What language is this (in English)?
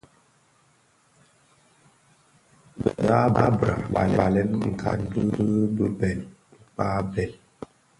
Bafia